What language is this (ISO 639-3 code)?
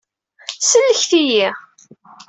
kab